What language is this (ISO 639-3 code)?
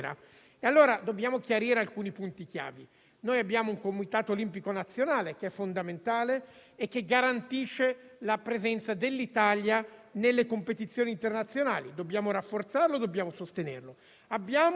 ita